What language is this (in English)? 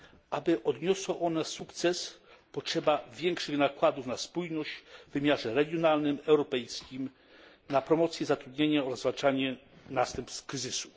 Polish